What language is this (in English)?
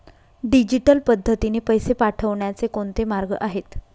Marathi